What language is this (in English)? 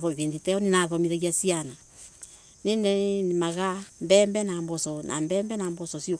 Embu